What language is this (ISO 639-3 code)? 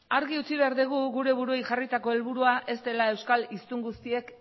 eus